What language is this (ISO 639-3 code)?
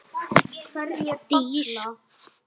isl